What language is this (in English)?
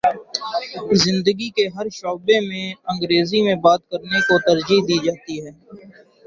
Urdu